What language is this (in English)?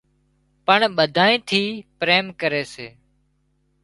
Wadiyara Koli